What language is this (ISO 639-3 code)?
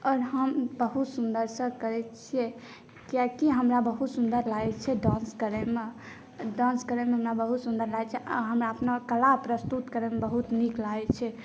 mai